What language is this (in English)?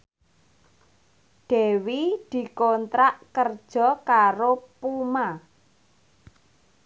Javanese